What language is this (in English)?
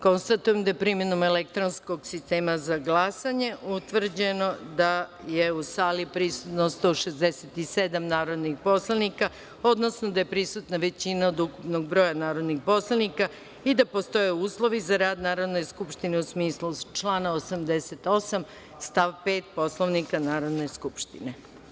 Serbian